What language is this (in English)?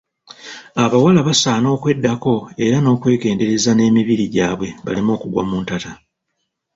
Ganda